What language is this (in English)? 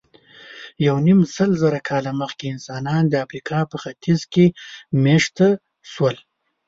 Pashto